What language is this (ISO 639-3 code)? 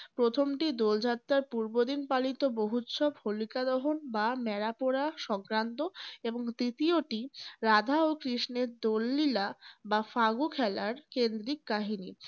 ben